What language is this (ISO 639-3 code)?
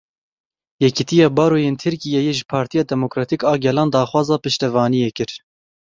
kur